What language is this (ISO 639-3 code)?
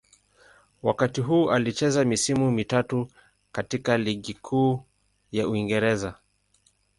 swa